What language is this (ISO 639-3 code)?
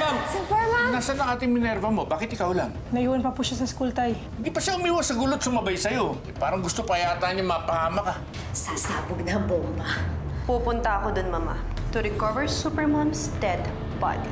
fil